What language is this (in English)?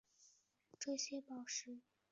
Chinese